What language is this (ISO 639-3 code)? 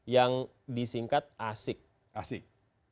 ind